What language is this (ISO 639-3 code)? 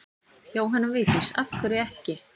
isl